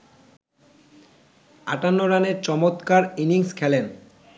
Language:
Bangla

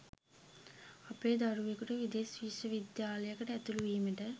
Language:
Sinhala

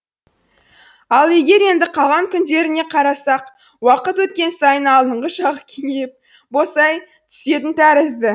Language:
Kazakh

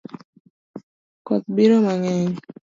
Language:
Luo (Kenya and Tanzania)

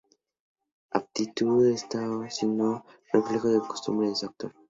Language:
Spanish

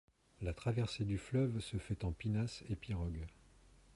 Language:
French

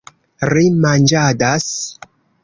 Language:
Esperanto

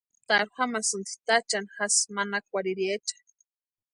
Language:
Western Highland Purepecha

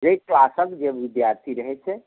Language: Maithili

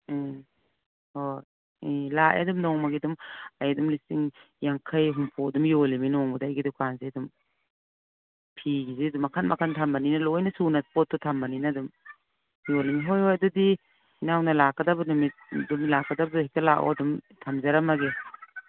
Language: Manipuri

